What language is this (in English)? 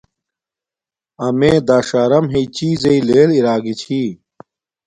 Domaaki